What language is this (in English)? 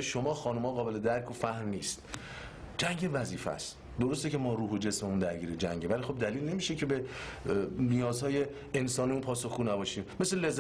Persian